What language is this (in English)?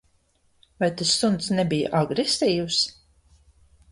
Latvian